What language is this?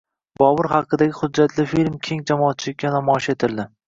Uzbek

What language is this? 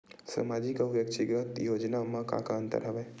Chhattisgarhi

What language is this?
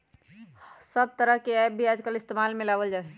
Magahi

